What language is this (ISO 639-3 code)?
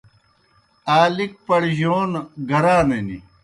plk